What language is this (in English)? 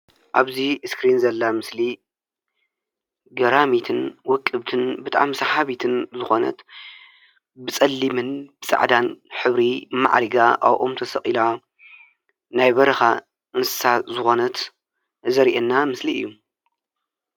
Tigrinya